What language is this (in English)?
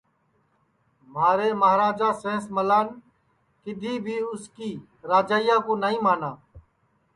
Sansi